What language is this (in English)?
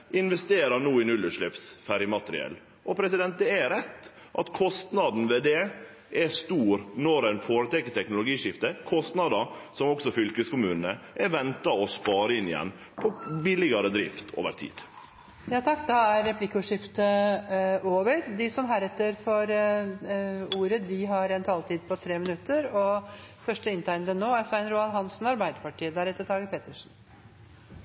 Norwegian